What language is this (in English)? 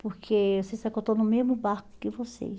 Portuguese